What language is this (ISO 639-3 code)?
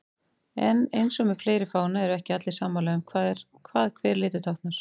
isl